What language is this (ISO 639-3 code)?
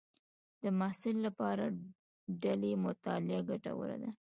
pus